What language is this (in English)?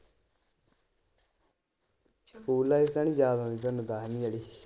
Punjabi